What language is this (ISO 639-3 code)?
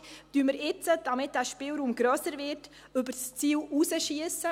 gsw